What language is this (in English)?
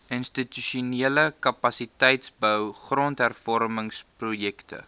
Afrikaans